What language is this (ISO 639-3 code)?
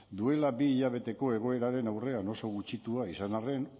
eus